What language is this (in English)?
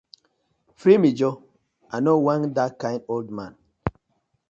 Nigerian Pidgin